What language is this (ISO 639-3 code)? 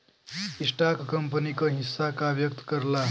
bho